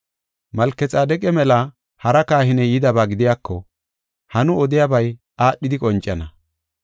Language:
Gofa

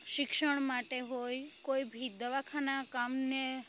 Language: Gujarati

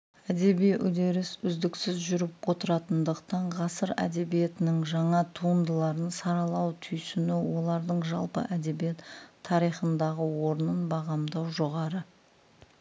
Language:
Kazakh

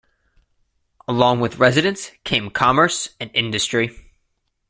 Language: English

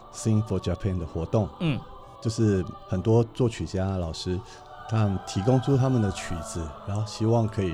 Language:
Chinese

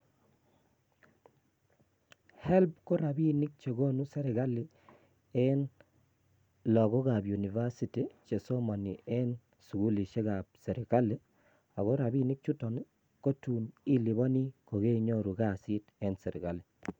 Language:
Kalenjin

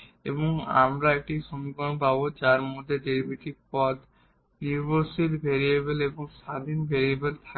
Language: Bangla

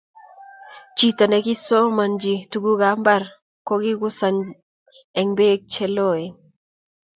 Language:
Kalenjin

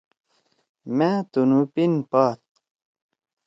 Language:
Torwali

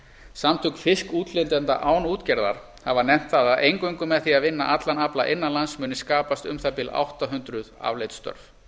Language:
Icelandic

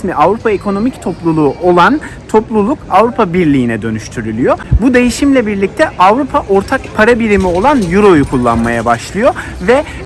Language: Turkish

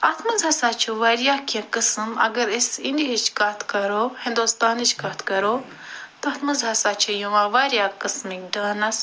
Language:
Kashmiri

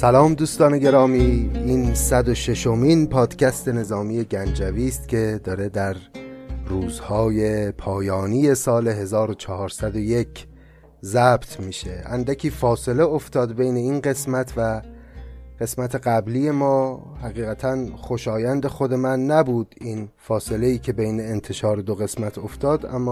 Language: Persian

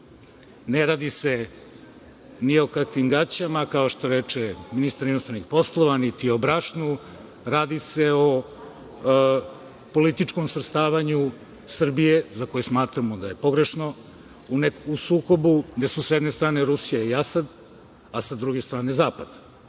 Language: Serbian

